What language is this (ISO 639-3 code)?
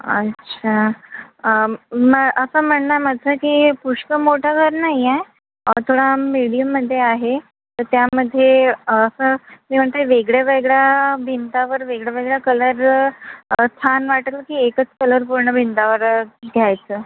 mar